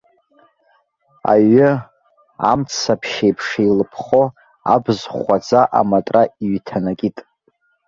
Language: Abkhazian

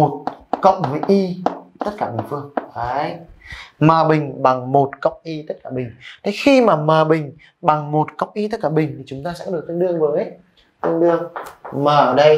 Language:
Vietnamese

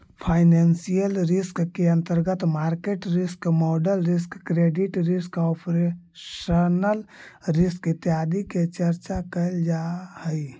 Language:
Magahi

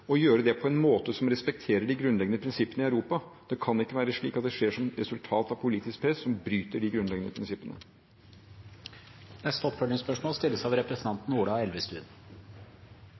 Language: Norwegian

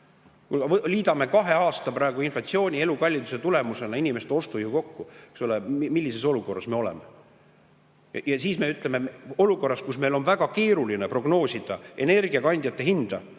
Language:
Estonian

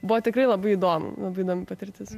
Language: Lithuanian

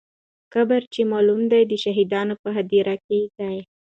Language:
Pashto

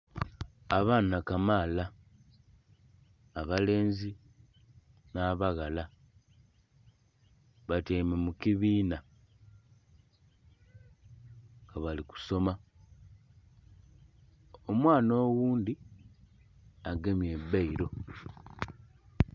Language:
Soga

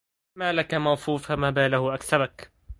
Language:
Arabic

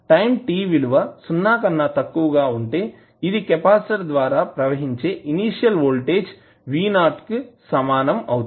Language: Telugu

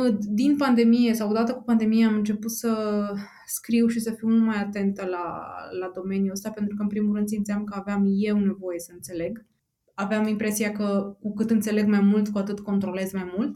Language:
Romanian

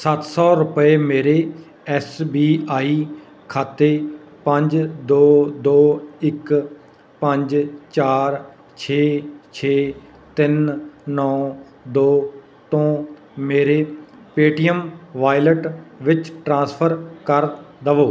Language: Punjabi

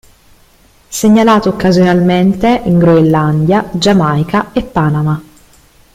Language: Italian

